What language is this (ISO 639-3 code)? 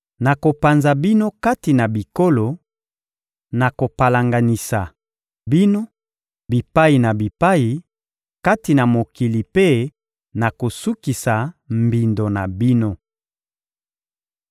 lin